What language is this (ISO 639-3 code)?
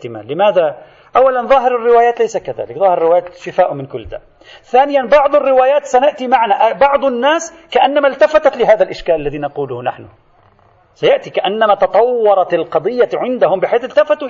ara